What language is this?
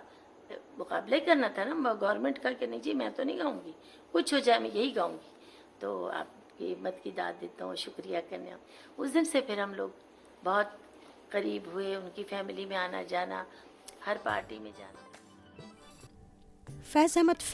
Urdu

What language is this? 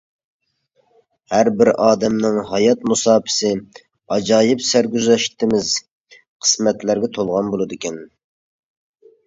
Uyghur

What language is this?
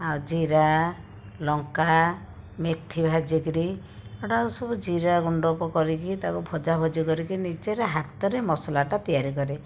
Odia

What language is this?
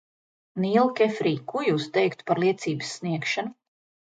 Latvian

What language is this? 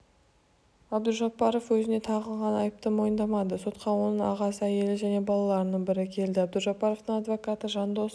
Kazakh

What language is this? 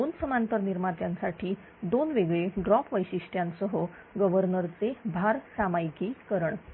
Marathi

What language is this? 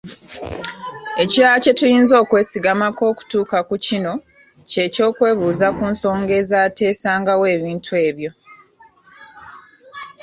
Ganda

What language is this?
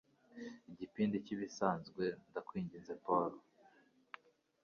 Kinyarwanda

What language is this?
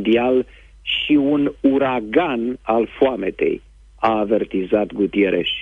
Romanian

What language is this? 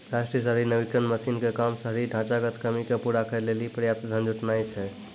Maithili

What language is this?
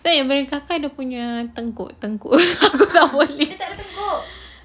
English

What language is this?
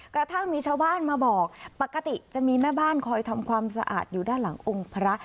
Thai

